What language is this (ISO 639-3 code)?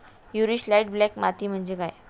mar